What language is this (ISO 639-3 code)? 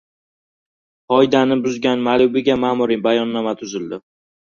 uzb